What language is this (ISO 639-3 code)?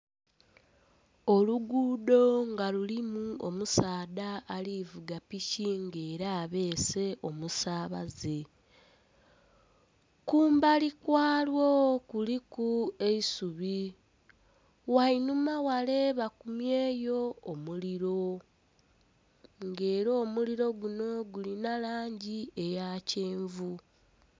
xog